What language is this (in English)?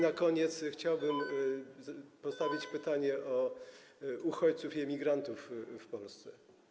Polish